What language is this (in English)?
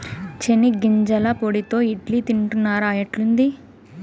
Telugu